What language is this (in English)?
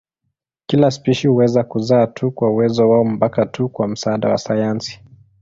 Swahili